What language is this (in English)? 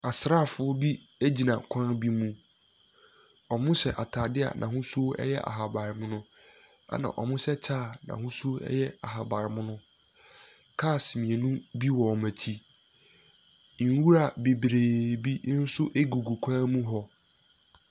Akan